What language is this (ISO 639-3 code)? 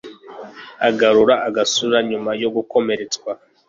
kin